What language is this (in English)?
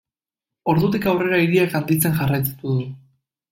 Basque